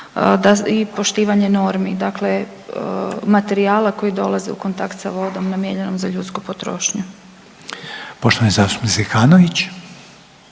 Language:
Croatian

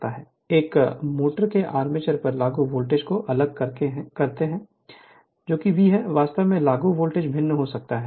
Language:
Hindi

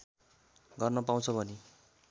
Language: Nepali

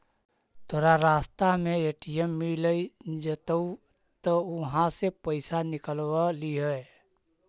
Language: Magahi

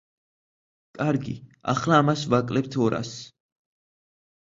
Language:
Georgian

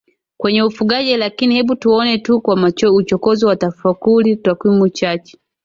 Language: Swahili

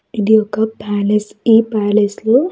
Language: Telugu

